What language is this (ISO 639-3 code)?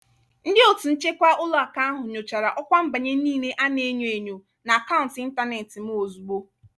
ibo